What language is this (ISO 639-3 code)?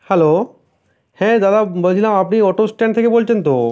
ben